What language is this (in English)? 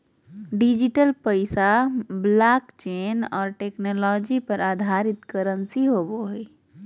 Magahi